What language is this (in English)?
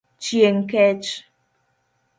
Luo (Kenya and Tanzania)